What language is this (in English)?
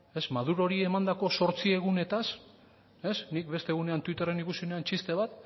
Basque